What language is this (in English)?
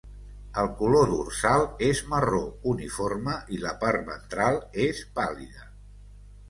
Catalan